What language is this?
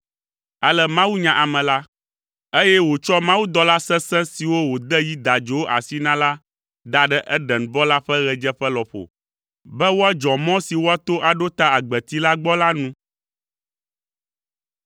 Ewe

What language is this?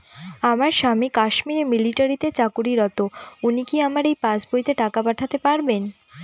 Bangla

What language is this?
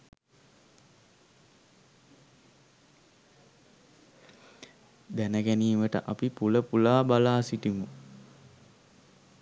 Sinhala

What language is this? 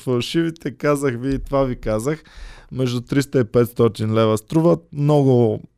Bulgarian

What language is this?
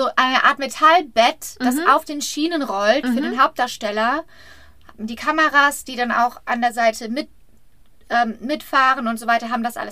German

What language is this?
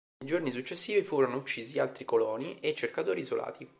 Italian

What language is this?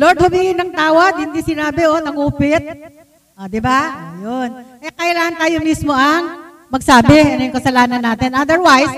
Filipino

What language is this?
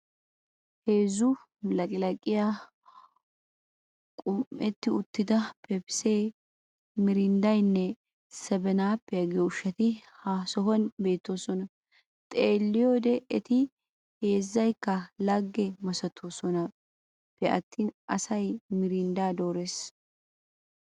Wolaytta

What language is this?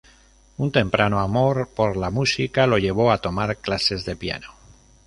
Spanish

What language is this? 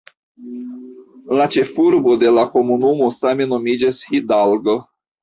Esperanto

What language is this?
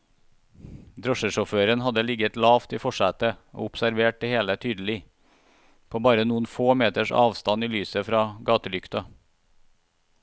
Norwegian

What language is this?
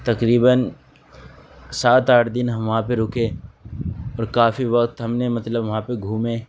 Urdu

